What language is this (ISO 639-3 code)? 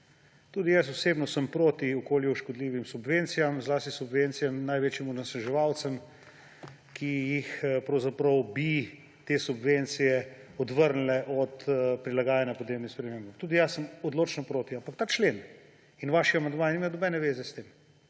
slv